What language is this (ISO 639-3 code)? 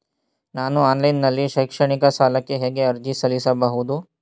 kan